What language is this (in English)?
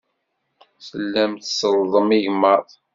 Kabyle